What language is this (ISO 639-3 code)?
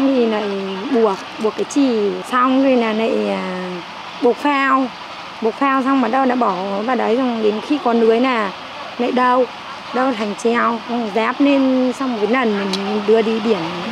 vie